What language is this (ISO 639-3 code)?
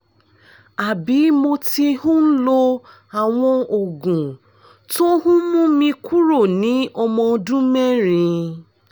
yor